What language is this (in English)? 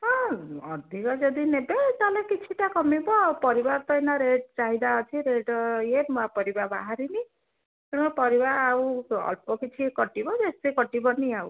Odia